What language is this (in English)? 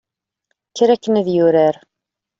Kabyle